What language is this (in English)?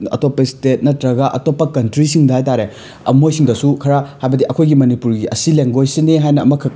Manipuri